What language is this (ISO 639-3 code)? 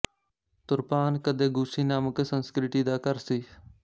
pan